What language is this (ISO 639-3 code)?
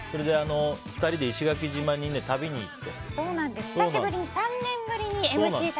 jpn